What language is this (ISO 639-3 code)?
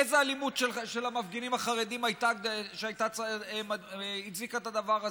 heb